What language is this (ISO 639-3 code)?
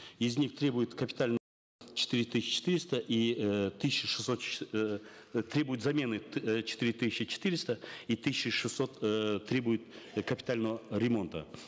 kaz